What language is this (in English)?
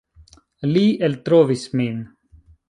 Esperanto